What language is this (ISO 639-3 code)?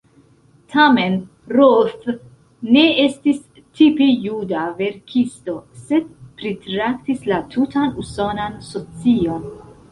epo